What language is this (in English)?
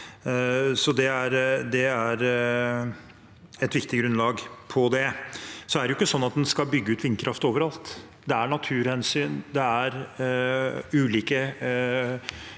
Norwegian